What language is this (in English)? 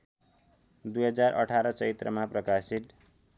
Nepali